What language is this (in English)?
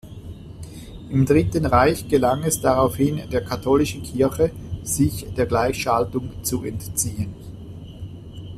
German